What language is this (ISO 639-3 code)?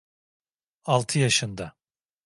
tur